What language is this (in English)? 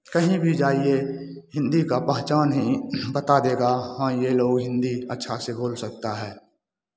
Hindi